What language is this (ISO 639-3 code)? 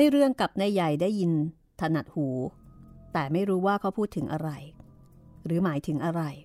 tha